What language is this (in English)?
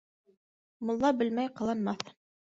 Bashkir